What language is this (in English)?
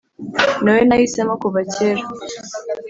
Kinyarwanda